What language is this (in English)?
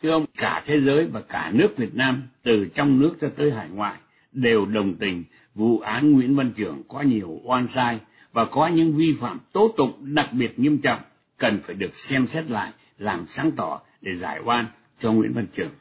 Vietnamese